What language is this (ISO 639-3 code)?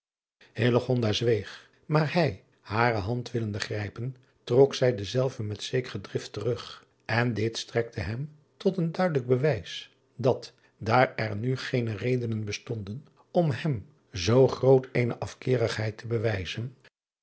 nld